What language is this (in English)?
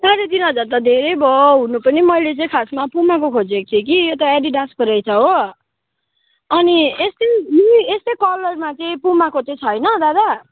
Nepali